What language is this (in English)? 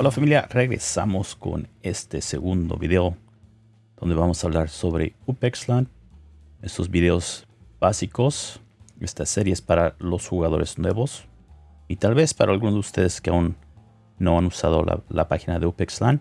Spanish